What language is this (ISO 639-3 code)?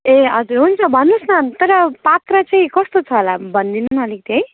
nep